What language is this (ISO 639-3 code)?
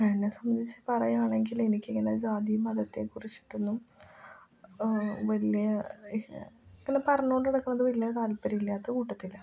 mal